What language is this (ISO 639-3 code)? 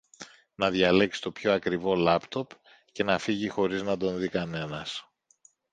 ell